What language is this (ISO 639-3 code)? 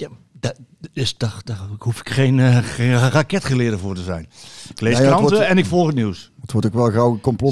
nld